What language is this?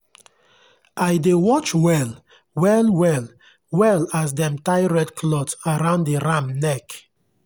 Nigerian Pidgin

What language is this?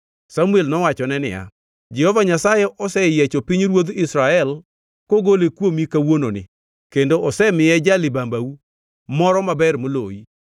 Luo (Kenya and Tanzania)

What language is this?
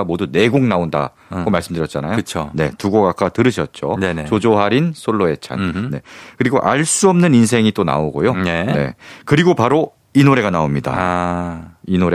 Korean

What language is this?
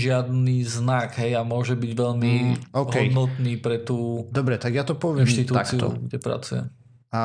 Slovak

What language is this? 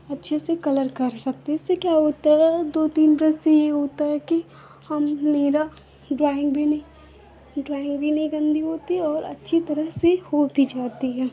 Hindi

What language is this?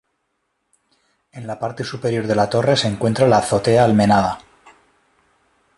Spanish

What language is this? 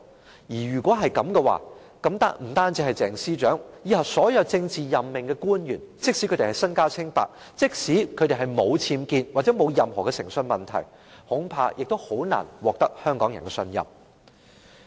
Cantonese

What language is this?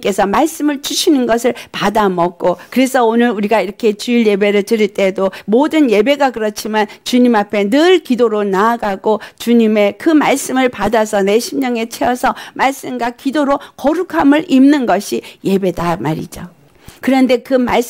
Korean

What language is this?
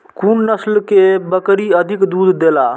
Maithili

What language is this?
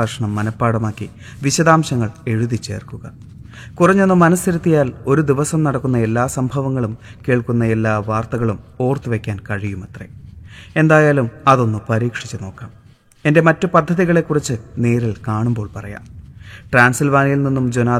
Malayalam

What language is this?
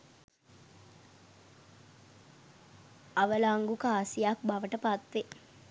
Sinhala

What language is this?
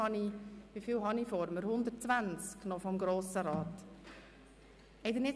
Swiss German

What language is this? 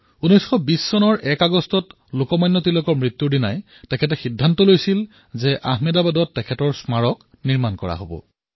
Assamese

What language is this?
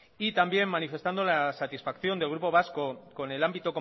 Spanish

